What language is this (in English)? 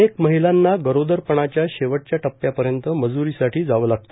Marathi